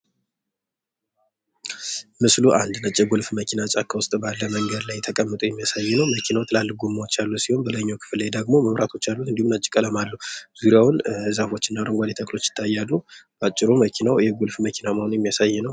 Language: Amharic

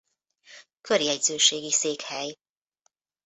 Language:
Hungarian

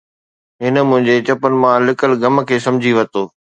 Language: Sindhi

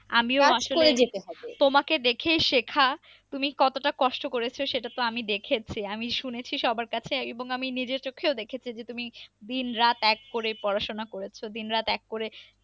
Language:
Bangla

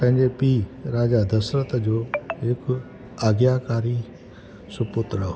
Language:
Sindhi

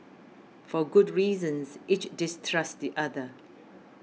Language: English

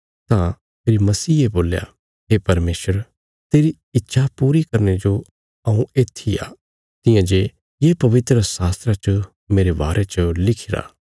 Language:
Bilaspuri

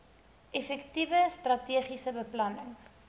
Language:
Afrikaans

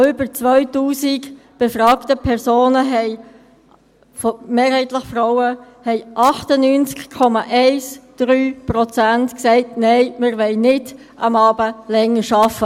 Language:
Swiss German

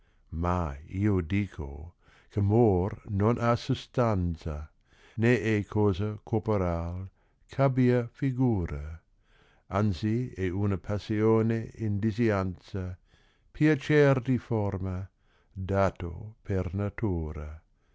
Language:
Italian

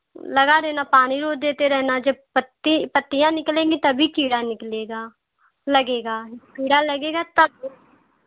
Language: Hindi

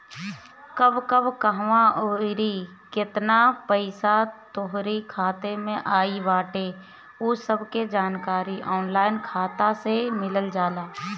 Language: Bhojpuri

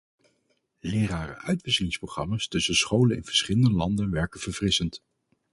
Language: Dutch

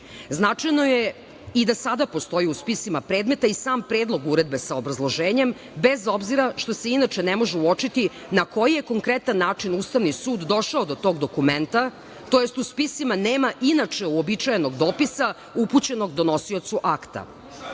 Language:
Serbian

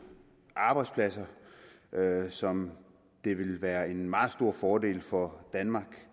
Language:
Danish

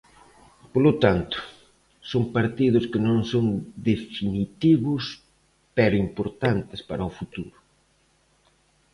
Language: Galician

